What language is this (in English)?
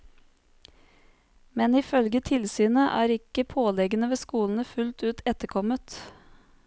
Norwegian